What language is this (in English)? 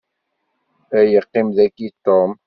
Kabyle